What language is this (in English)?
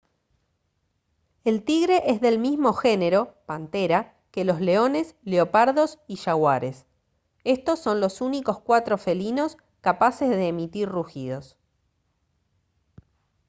Spanish